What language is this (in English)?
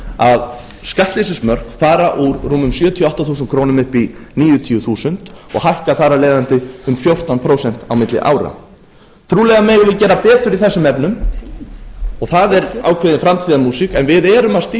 Icelandic